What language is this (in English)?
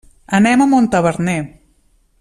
Catalan